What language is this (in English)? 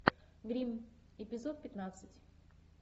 Russian